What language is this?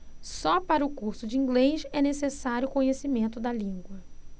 Portuguese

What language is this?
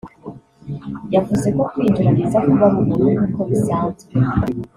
Kinyarwanda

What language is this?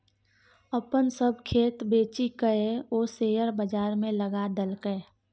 Maithili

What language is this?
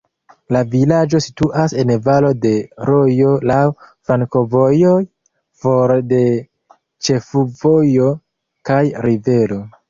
Esperanto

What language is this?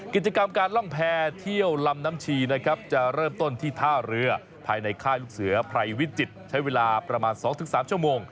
Thai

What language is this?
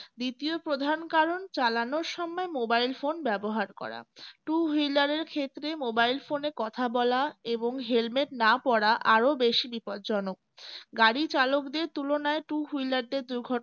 Bangla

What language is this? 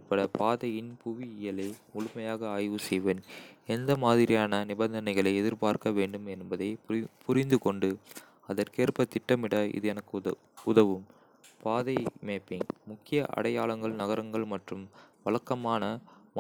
Kota (India)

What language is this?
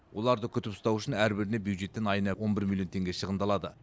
Kazakh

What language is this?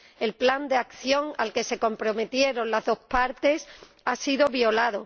Spanish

